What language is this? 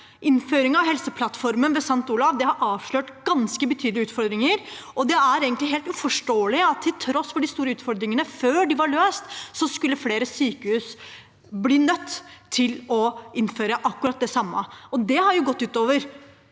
Norwegian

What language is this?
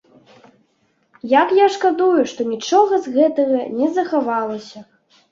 Belarusian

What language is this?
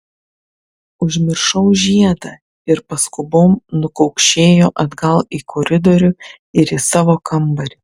Lithuanian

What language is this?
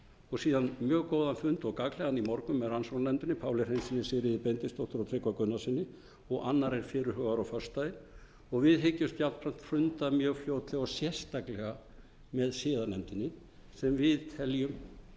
Icelandic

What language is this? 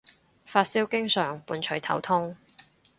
Cantonese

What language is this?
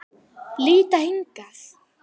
Icelandic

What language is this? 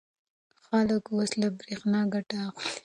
Pashto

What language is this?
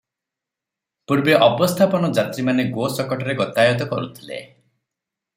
Odia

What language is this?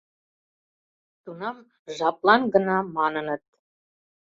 Mari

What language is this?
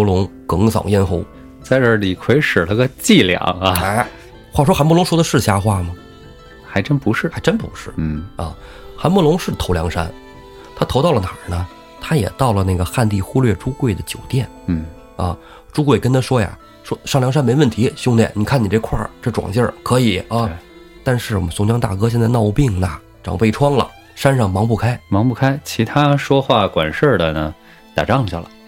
Chinese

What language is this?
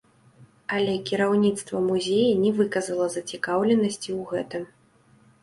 Belarusian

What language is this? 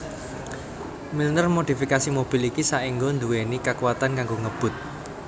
Javanese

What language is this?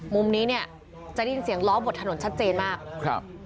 Thai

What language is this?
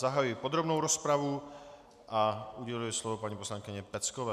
Czech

